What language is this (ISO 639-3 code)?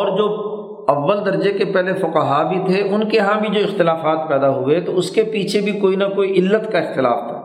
urd